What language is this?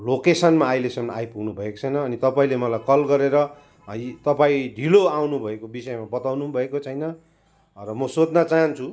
Nepali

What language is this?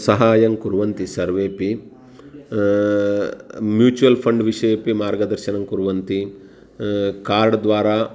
Sanskrit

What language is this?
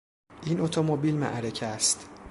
Persian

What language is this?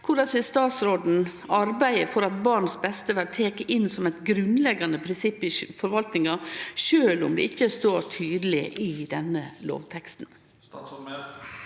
Norwegian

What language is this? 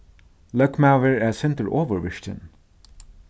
Faroese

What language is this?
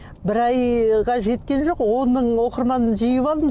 Kazakh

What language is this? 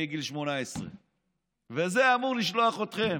Hebrew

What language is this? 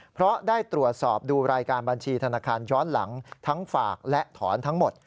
Thai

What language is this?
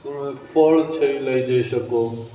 Gujarati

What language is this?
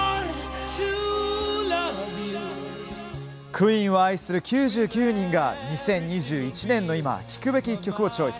Japanese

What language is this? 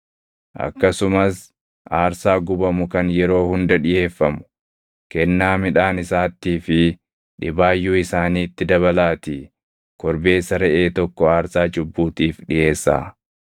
Oromo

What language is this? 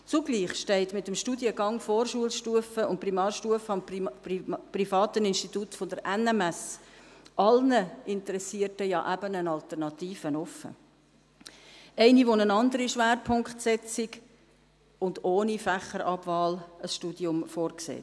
Swiss German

